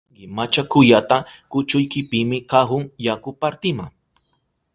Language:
Southern Pastaza Quechua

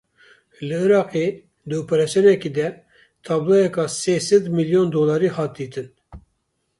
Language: Kurdish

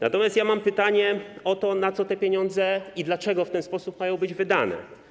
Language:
Polish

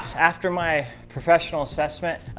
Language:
English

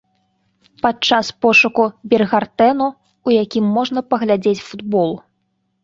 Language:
Belarusian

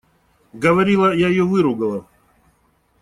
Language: Russian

